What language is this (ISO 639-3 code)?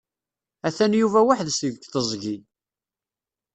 kab